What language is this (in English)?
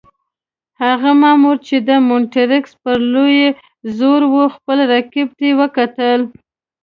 Pashto